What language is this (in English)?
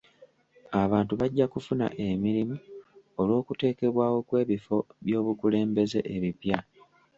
Ganda